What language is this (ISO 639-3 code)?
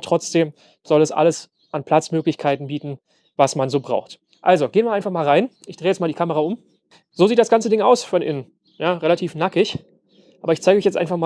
deu